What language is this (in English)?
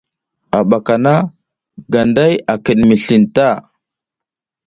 South Giziga